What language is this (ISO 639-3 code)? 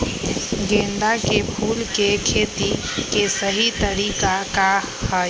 mag